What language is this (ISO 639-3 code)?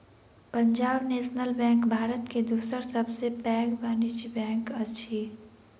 mai